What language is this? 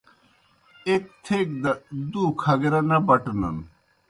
Kohistani Shina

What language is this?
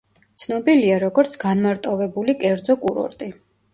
Georgian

